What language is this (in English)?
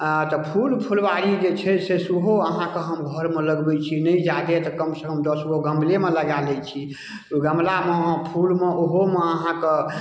Maithili